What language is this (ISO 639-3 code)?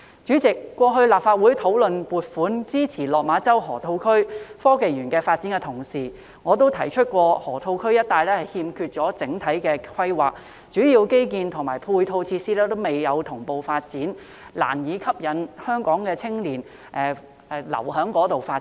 yue